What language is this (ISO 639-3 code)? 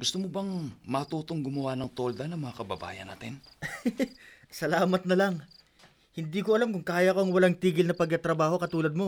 fil